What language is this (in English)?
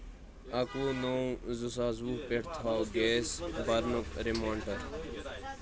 Kashmiri